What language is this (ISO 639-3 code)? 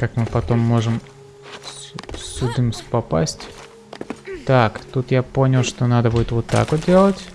rus